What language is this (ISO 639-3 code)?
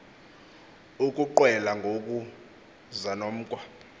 xho